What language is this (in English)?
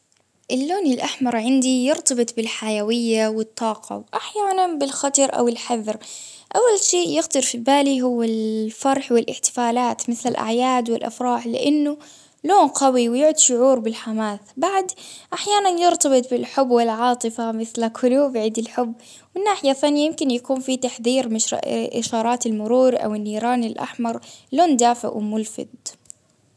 Baharna Arabic